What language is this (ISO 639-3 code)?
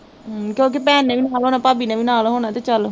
pan